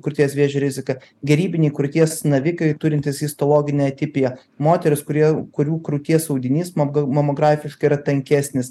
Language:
Lithuanian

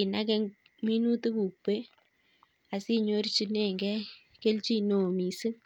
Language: Kalenjin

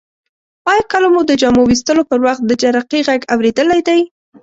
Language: Pashto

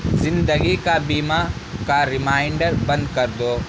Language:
Urdu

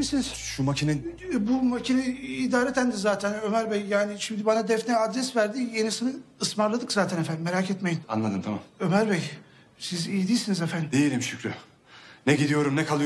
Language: Turkish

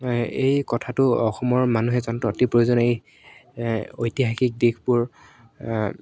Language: Assamese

